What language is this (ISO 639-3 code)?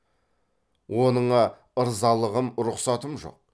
kaz